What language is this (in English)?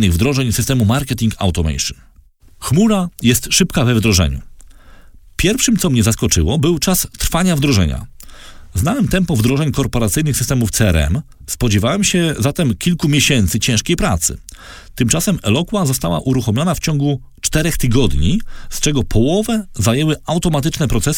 Polish